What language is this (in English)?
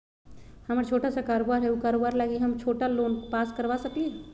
Magahi